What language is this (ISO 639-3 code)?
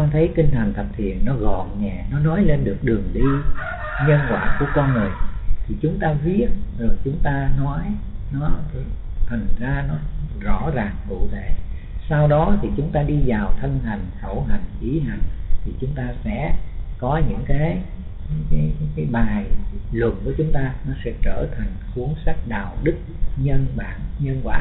vie